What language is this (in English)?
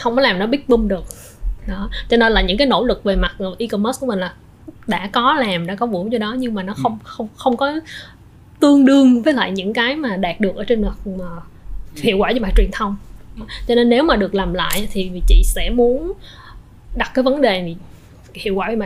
Vietnamese